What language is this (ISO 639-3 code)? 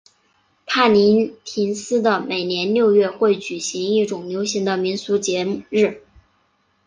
zho